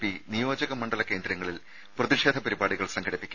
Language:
Malayalam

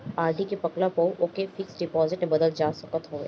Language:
Bhojpuri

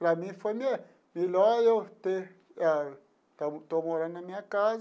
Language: Portuguese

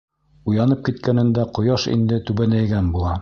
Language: Bashkir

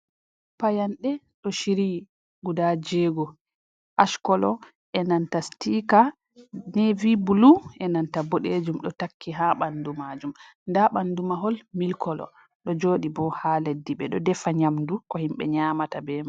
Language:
Fula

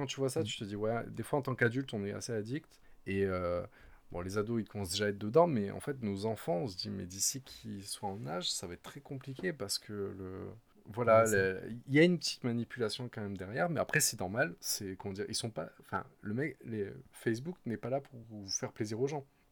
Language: French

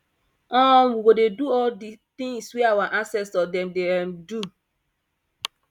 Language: Nigerian Pidgin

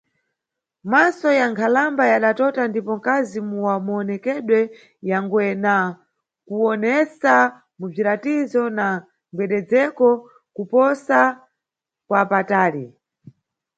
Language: Nyungwe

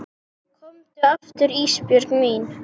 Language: Icelandic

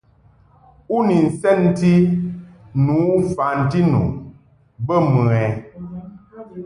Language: Mungaka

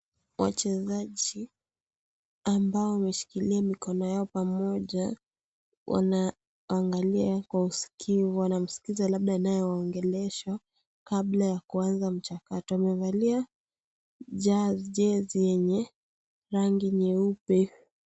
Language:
Swahili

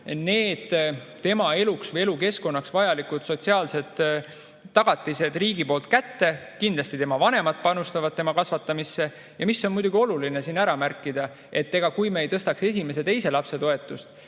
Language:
Estonian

